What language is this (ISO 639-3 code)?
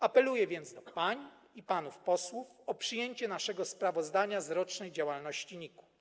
pol